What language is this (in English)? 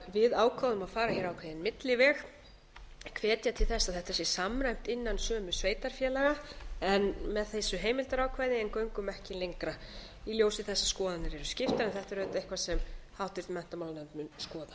Icelandic